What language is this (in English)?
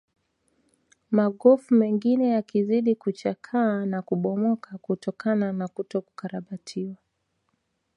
Swahili